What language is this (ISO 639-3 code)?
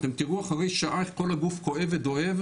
heb